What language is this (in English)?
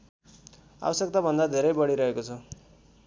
Nepali